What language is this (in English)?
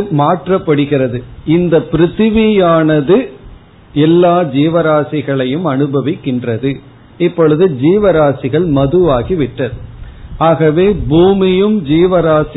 Tamil